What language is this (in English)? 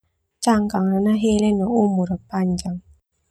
Termanu